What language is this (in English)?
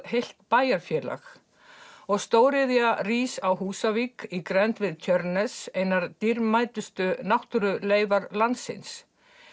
Icelandic